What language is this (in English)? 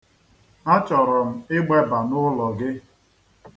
Igbo